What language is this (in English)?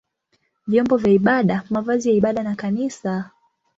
Swahili